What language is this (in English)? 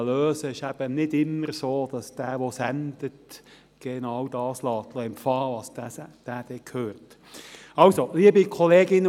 Swiss German